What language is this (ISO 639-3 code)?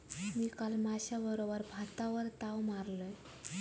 mar